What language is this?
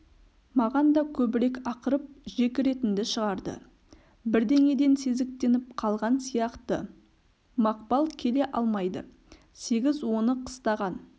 Kazakh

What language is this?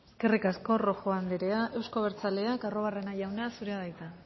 Basque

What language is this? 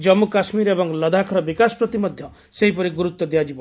Odia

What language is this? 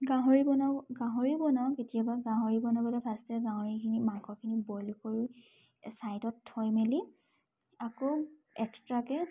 Assamese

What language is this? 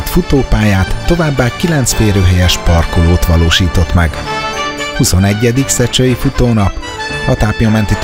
Hungarian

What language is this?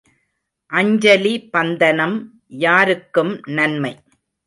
Tamil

